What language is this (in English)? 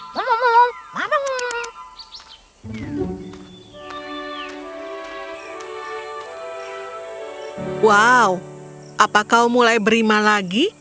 Indonesian